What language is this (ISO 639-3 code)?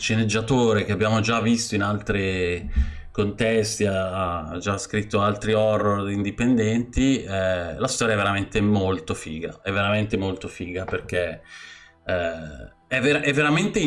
ita